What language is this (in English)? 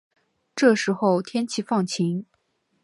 Chinese